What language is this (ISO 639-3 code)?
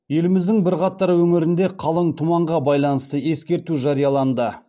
kaz